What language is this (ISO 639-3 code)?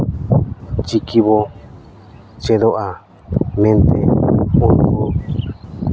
sat